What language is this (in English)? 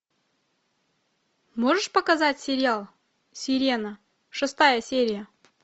Russian